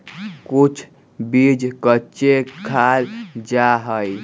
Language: Magahi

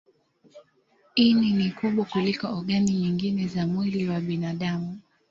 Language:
Swahili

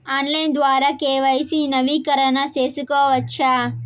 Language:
Telugu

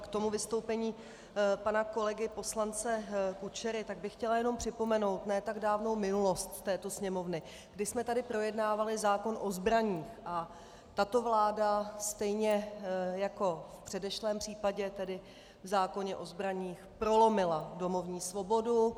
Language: Czech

